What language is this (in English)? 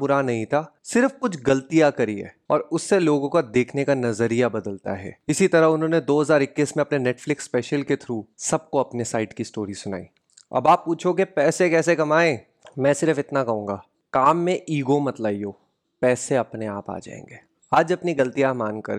Hindi